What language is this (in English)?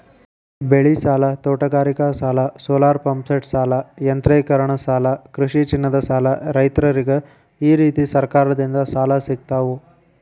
Kannada